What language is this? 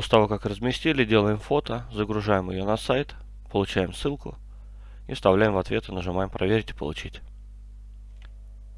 Russian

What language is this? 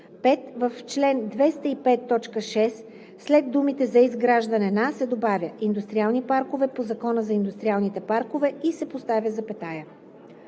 Bulgarian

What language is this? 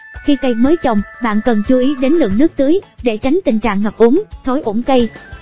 Vietnamese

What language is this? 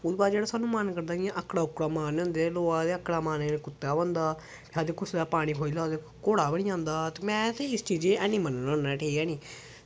Dogri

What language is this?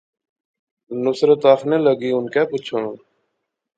Pahari-Potwari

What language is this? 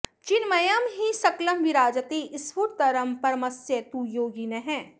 Sanskrit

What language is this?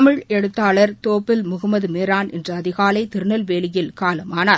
Tamil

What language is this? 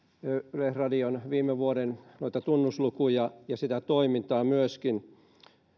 Finnish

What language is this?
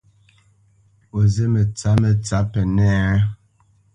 Bamenyam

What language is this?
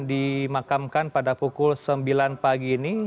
Indonesian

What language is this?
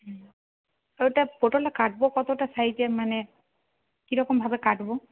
Bangla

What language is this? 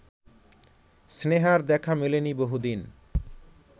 Bangla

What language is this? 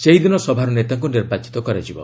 Odia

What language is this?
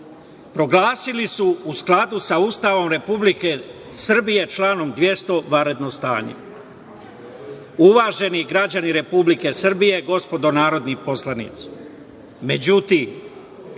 Serbian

